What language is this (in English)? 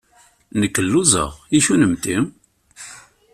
Kabyle